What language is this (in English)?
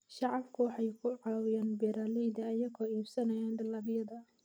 Somali